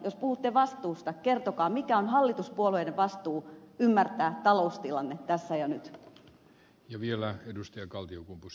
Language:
Finnish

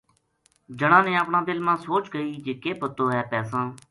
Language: Gujari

